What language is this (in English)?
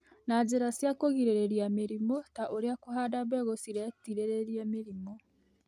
Kikuyu